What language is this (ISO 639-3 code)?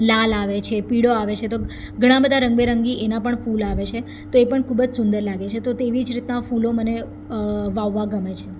guj